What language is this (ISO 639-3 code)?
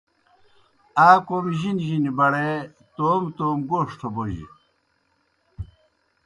plk